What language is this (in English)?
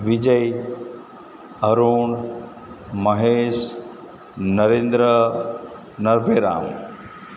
Gujarati